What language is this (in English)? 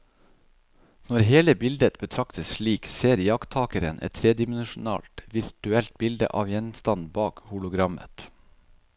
Norwegian